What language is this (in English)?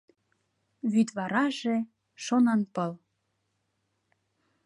Mari